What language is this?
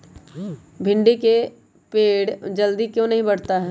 Magahi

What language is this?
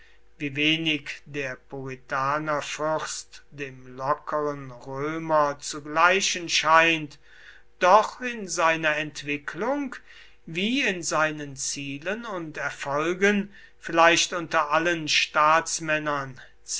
German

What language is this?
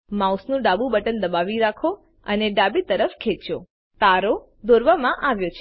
Gujarati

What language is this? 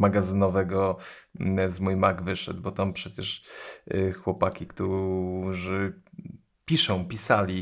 Polish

